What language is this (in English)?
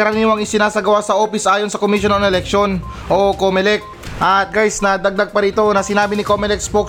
Filipino